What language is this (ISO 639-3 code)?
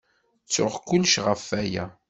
kab